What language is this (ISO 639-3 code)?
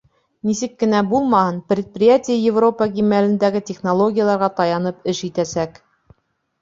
bak